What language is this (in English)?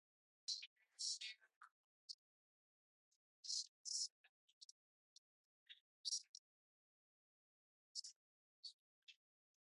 Latvian